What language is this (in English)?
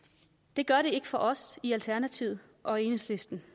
Danish